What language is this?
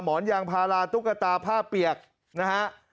Thai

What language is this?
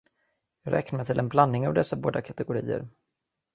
Swedish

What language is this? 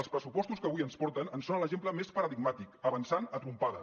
Catalan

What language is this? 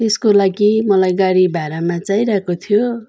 Nepali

